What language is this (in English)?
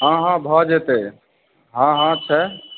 Maithili